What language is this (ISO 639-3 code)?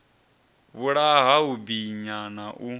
ven